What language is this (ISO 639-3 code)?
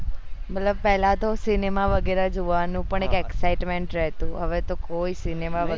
guj